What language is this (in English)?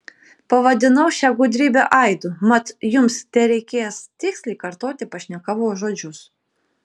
Lithuanian